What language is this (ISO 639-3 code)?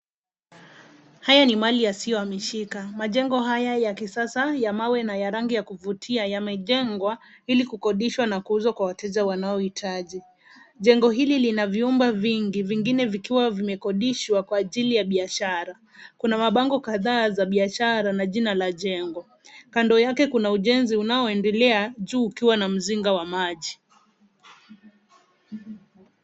swa